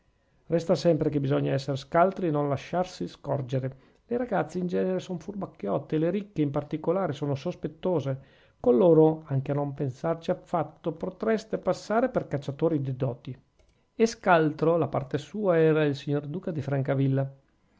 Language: Italian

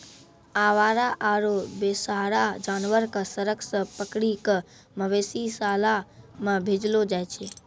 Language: Maithili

